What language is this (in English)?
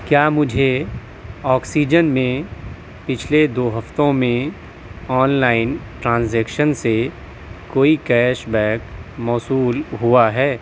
Urdu